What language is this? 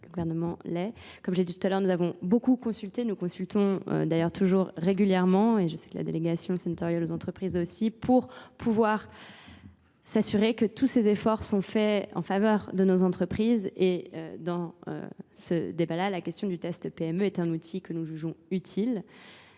French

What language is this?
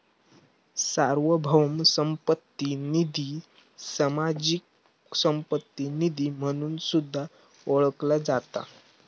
Marathi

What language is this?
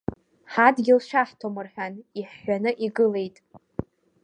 Abkhazian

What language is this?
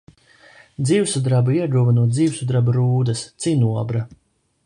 Latvian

